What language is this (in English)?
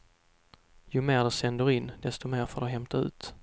Swedish